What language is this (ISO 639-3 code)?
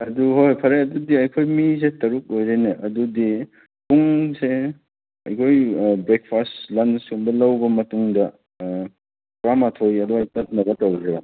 mni